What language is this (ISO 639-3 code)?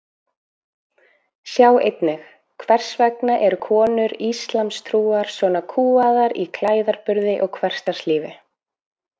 isl